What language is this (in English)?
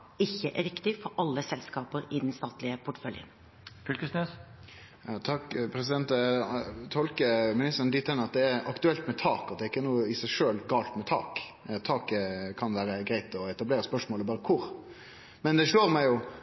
Norwegian